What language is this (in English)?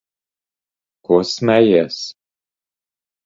Latvian